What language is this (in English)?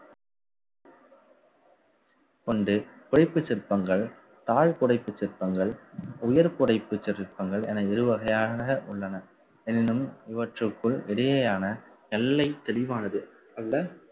Tamil